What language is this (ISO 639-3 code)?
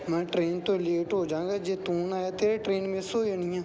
pan